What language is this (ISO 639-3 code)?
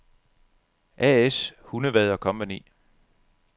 dan